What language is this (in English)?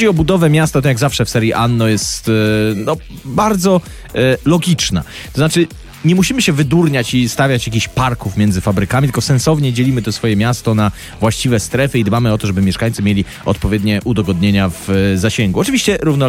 Polish